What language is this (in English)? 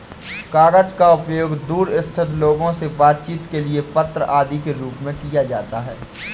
Hindi